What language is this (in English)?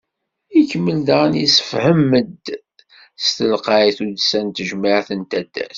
Kabyle